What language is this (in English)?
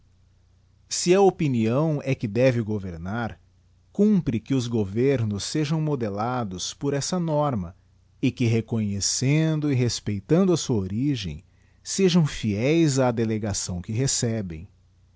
Portuguese